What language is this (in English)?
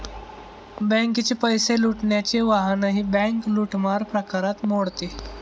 Marathi